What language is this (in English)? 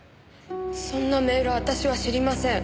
Japanese